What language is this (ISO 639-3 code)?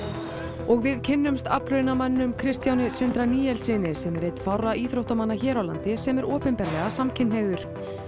isl